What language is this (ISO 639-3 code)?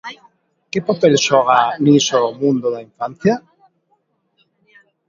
glg